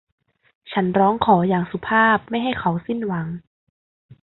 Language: Thai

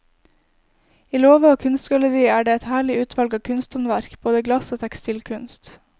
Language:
Norwegian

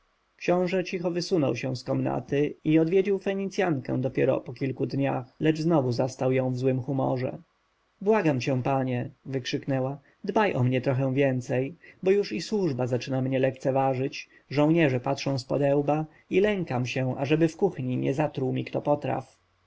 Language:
Polish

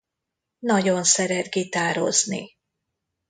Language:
Hungarian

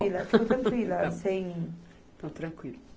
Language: Portuguese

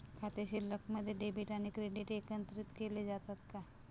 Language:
Marathi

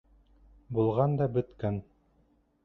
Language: Bashkir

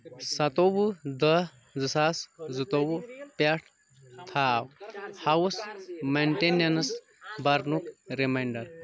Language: Kashmiri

